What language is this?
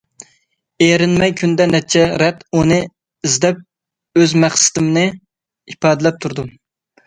Uyghur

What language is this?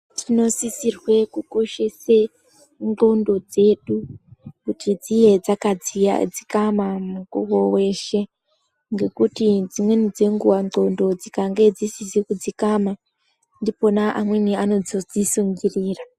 Ndau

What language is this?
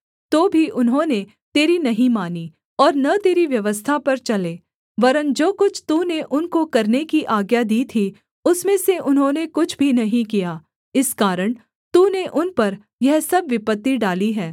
Hindi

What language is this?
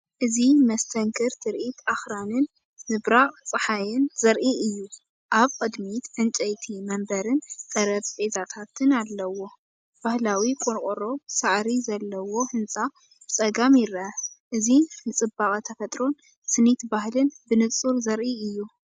Tigrinya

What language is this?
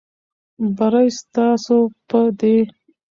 Pashto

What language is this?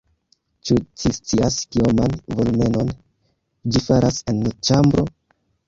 Esperanto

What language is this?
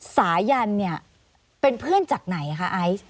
Thai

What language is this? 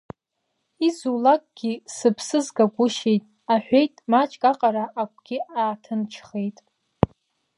Abkhazian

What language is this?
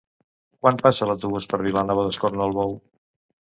Catalan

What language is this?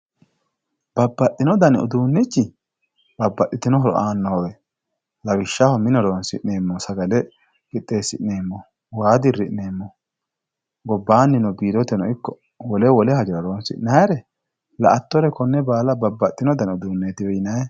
Sidamo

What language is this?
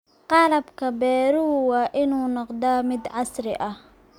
Somali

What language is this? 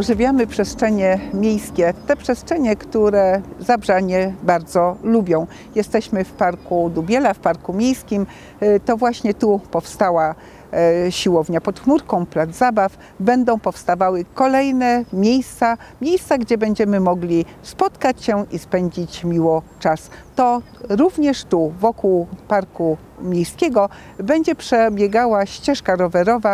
Polish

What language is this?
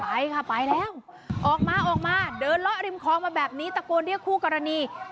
Thai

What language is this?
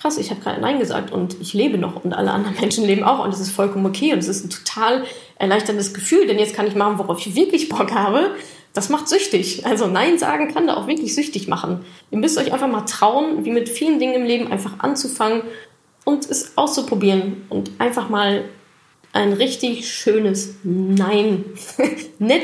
German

